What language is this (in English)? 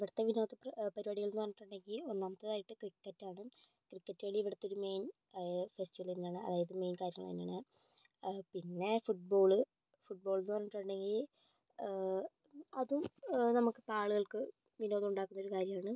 Malayalam